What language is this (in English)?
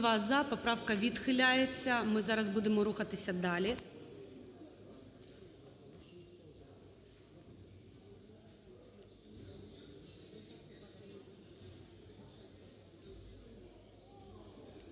Ukrainian